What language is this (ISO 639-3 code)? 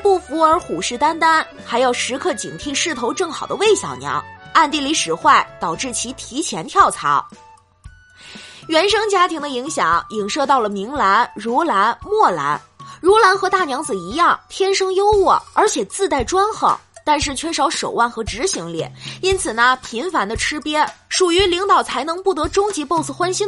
zho